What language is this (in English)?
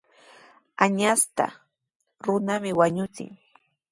Sihuas Ancash Quechua